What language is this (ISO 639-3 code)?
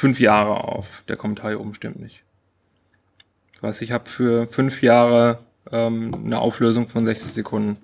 deu